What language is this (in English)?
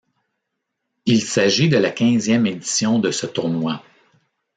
French